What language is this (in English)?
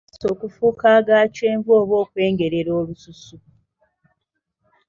Ganda